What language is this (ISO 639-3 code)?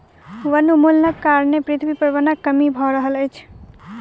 mai